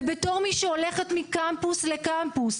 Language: Hebrew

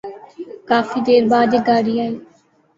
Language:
Urdu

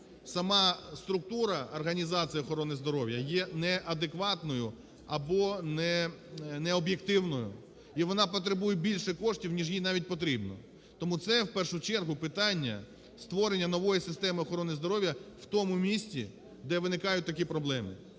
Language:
Ukrainian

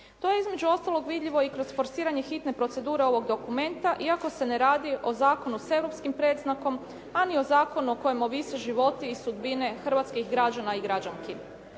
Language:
Croatian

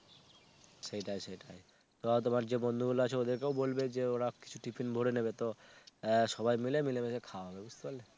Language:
Bangla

